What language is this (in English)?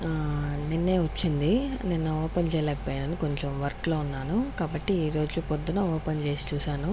Telugu